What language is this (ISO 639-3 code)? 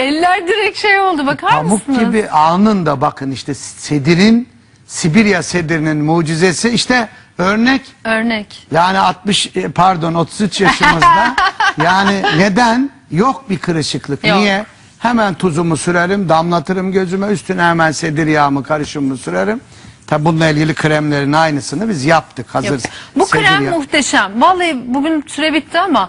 tur